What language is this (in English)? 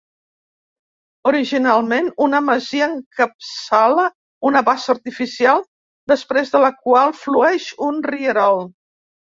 Catalan